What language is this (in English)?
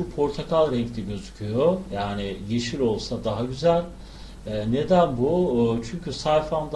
Turkish